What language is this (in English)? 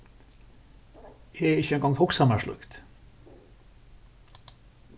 Faroese